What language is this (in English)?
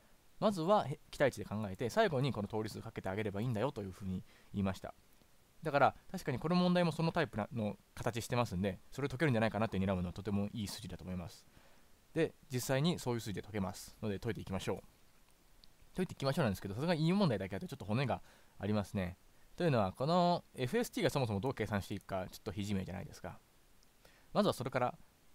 Japanese